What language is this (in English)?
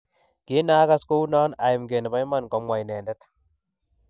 Kalenjin